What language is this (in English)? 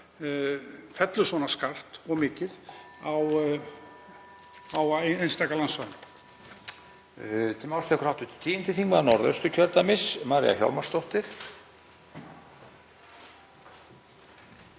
Icelandic